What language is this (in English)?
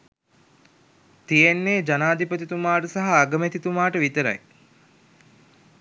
Sinhala